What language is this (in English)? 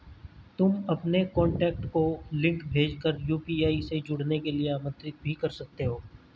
Hindi